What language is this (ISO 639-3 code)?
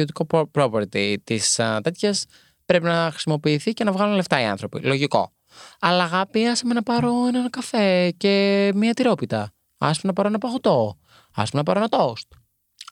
ell